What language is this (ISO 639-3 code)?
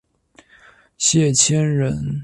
zho